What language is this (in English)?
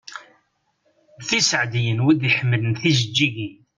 Kabyle